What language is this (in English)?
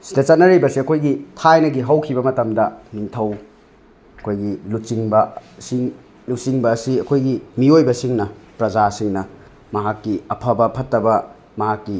Manipuri